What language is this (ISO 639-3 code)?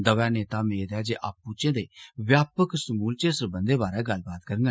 doi